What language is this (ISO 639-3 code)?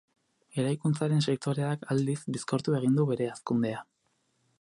eus